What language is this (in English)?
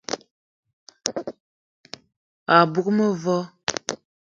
Eton (Cameroon)